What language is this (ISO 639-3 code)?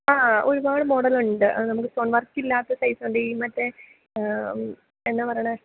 mal